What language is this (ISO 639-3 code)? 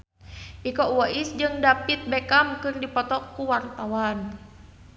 sun